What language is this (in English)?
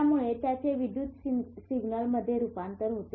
Marathi